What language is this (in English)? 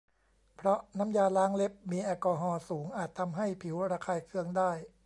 Thai